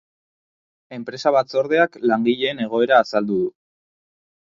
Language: Basque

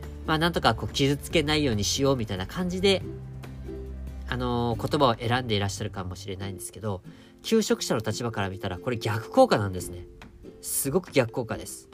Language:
Japanese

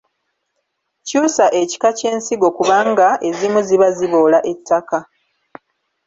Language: Ganda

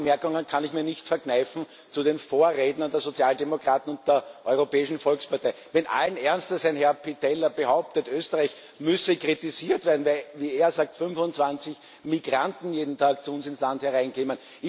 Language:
German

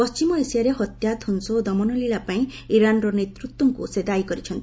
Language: Odia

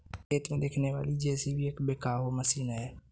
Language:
Hindi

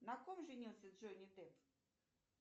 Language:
Russian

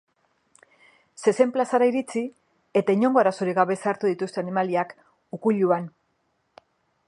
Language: Basque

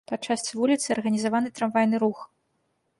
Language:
Belarusian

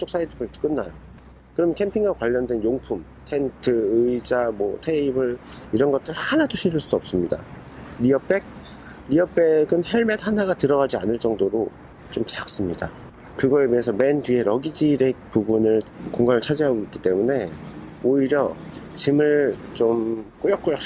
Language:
Korean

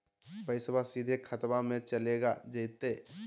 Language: Magahi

